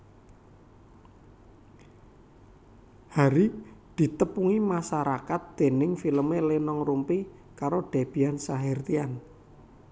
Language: Javanese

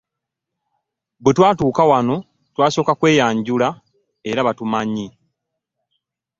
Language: Ganda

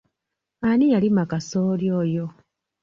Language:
Ganda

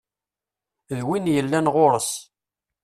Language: Kabyle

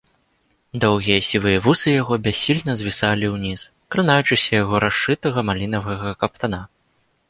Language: Belarusian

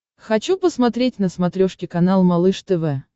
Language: Russian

